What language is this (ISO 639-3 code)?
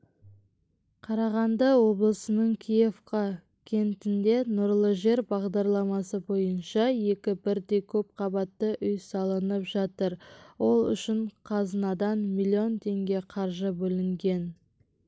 kaz